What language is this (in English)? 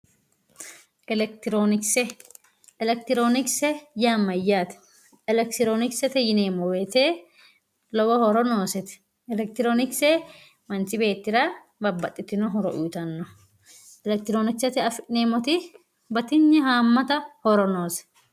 Sidamo